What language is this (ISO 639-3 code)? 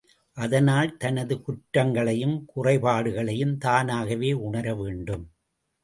tam